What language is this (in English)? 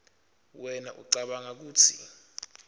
Swati